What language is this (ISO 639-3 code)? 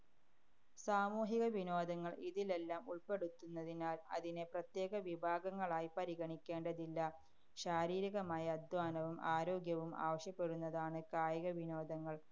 mal